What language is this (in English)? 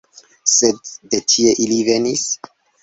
Esperanto